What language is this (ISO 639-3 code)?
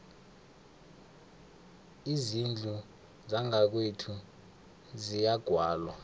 nbl